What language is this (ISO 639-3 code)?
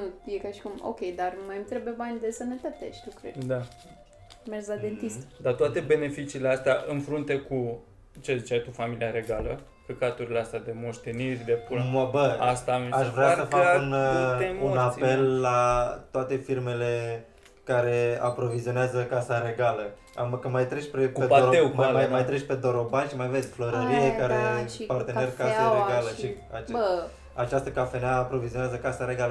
ron